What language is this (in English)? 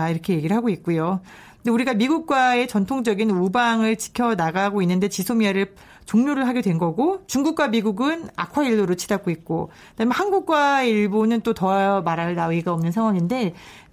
Korean